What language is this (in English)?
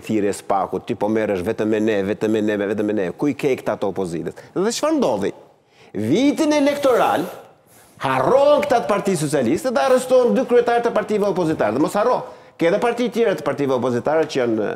Romanian